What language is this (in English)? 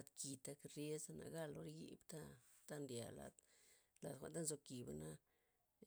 Loxicha Zapotec